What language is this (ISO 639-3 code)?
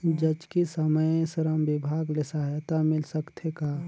hne